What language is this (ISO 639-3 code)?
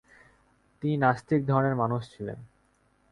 ben